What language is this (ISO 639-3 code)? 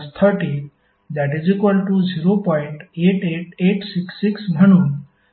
mar